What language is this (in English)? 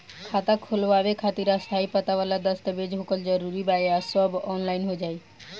Bhojpuri